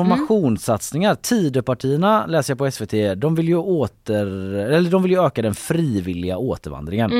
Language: Swedish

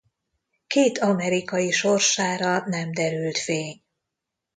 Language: Hungarian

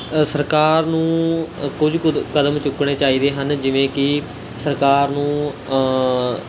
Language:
Punjabi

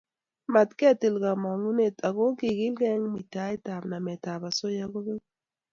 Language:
Kalenjin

